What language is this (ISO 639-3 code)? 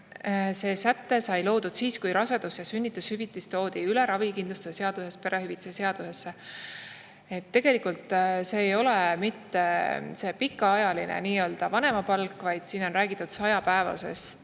est